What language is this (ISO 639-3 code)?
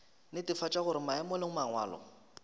nso